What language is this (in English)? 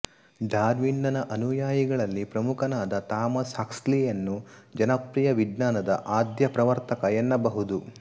Kannada